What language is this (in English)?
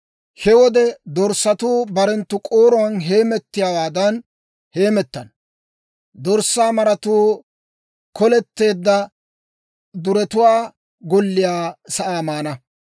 Dawro